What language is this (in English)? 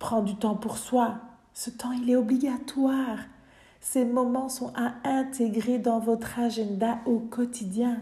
French